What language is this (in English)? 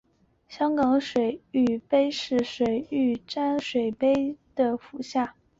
Chinese